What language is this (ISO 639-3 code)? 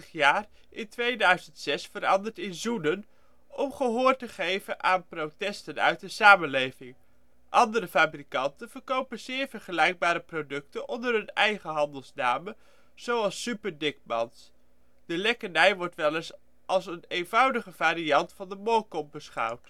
nld